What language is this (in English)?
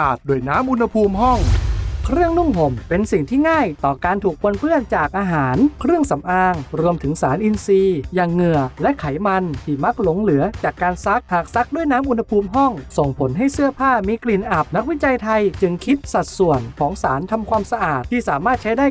Thai